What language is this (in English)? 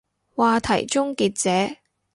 Cantonese